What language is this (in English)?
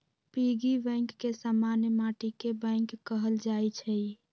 Magahi